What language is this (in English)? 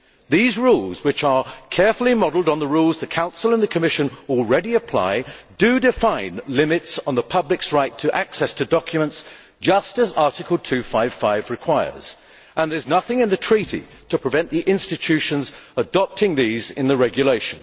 English